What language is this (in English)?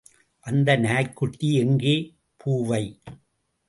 Tamil